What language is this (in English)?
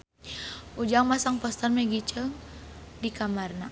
Sundanese